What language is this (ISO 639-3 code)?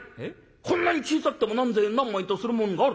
jpn